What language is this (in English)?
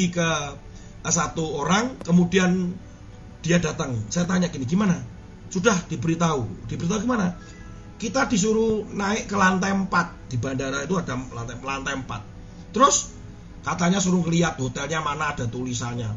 Indonesian